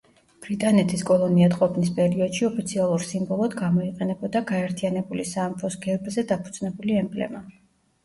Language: Georgian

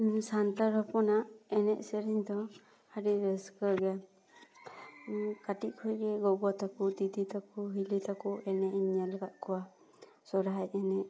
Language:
Santali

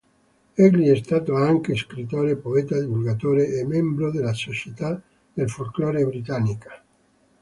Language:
Italian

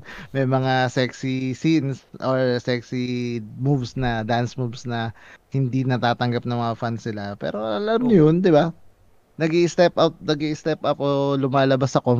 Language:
Filipino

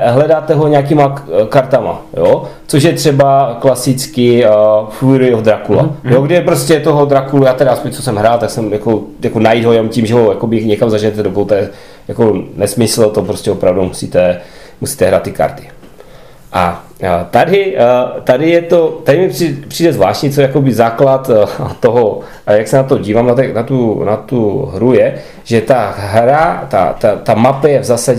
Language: Czech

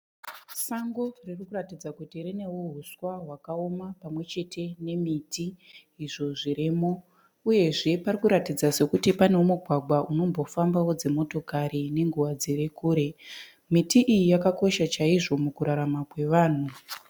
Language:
Shona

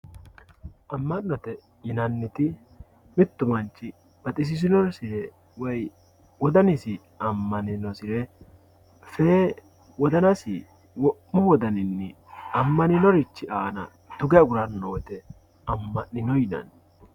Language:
Sidamo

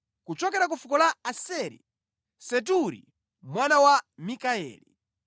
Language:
Nyanja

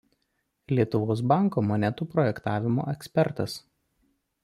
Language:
Lithuanian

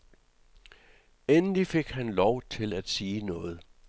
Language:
Danish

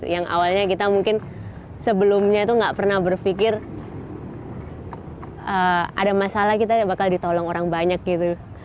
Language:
Indonesian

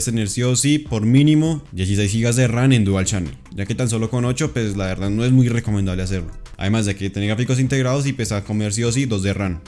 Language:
Spanish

